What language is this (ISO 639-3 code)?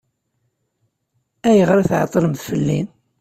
kab